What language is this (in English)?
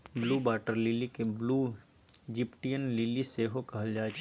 Maithili